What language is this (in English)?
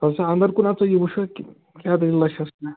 Kashmiri